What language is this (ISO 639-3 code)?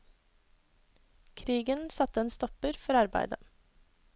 nor